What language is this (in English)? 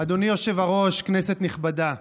Hebrew